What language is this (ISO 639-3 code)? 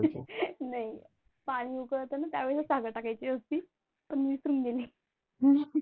mar